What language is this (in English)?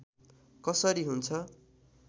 Nepali